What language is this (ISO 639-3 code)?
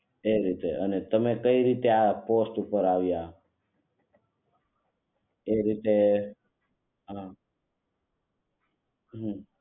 guj